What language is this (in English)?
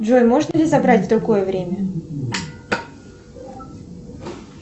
Russian